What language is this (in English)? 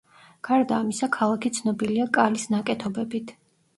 Georgian